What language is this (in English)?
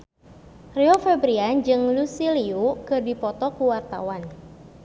Sundanese